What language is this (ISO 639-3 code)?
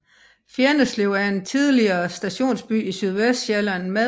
dan